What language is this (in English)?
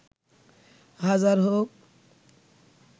Bangla